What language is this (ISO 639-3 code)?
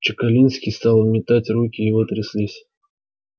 rus